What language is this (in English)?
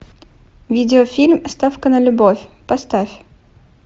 Russian